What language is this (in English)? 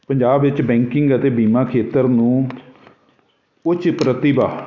Punjabi